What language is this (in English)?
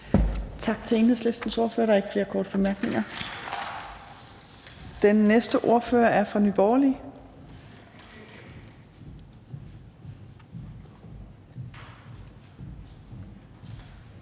Danish